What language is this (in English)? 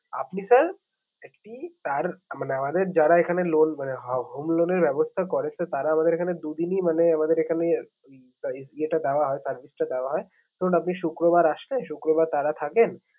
Bangla